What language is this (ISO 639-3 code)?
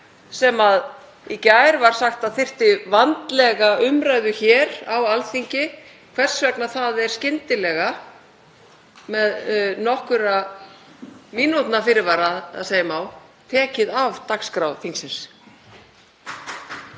isl